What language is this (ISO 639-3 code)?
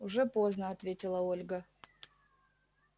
rus